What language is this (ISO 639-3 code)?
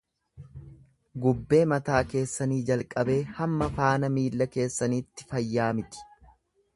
orm